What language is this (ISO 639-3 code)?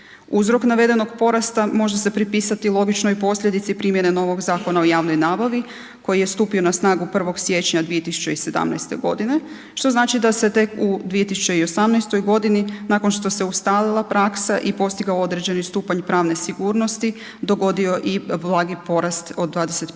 hrv